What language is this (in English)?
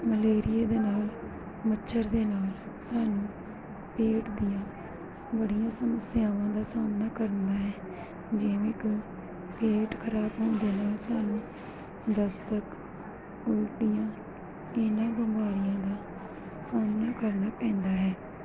Punjabi